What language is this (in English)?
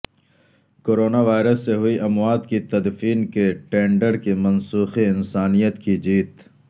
Urdu